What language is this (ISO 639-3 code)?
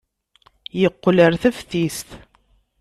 kab